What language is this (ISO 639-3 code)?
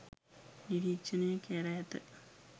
sin